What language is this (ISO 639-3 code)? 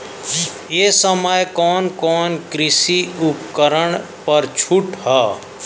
bho